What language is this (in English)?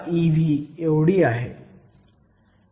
Marathi